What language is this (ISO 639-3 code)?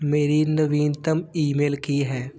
pan